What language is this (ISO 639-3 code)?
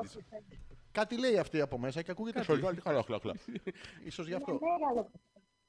ell